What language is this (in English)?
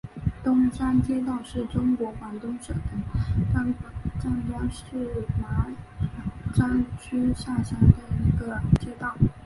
Chinese